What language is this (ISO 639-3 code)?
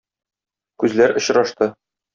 tat